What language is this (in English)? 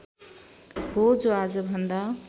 Nepali